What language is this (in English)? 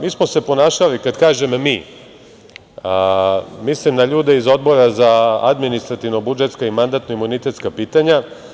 Serbian